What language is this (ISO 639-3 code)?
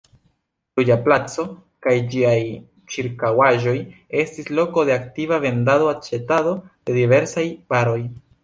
epo